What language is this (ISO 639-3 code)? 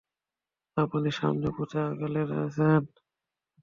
ben